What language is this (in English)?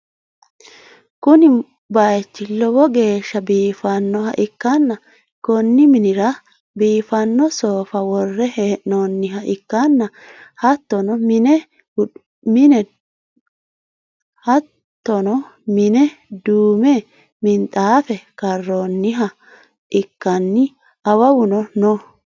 Sidamo